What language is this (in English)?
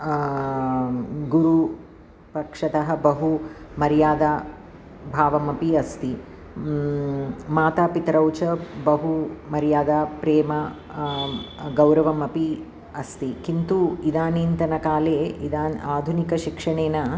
Sanskrit